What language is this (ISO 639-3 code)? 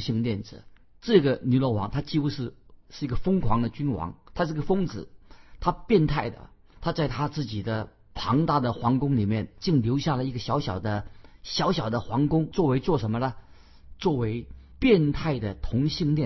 zho